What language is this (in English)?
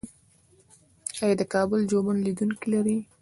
Pashto